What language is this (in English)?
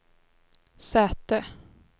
Swedish